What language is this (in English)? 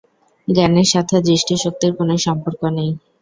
Bangla